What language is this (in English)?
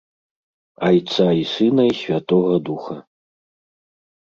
Belarusian